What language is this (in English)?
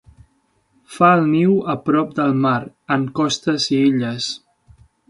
Catalan